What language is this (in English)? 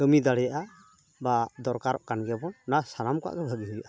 Santali